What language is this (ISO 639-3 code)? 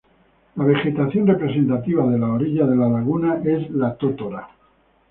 spa